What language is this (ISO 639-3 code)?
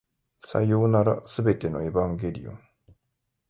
jpn